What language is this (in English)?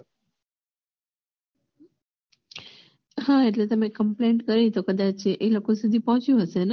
Gujarati